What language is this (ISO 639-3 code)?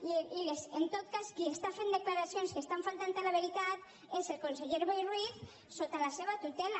cat